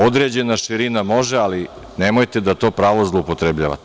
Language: Serbian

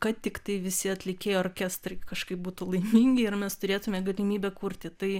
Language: Lithuanian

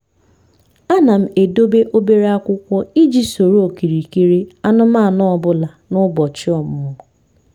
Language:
Igbo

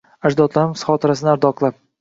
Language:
Uzbek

